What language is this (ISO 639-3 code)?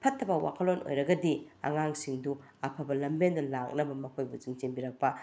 mni